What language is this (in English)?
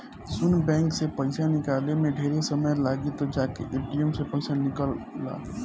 Bhojpuri